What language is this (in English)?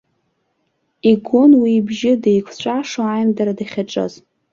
Abkhazian